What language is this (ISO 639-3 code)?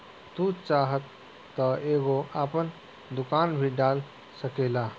bho